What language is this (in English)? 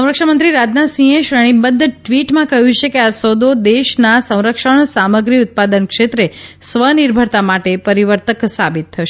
Gujarati